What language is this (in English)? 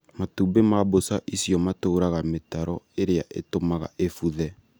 Kikuyu